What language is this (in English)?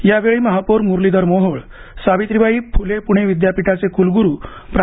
Marathi